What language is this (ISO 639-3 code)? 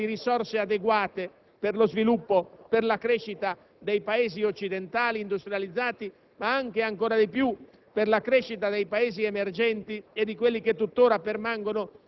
ita